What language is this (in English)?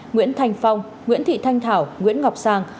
Vietnamese